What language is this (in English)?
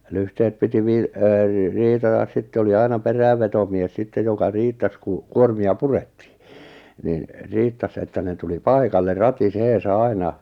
Finnish